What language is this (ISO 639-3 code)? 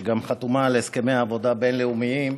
heb